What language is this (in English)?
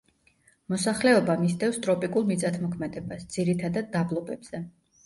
Georgian